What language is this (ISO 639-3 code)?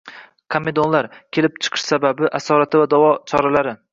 uzb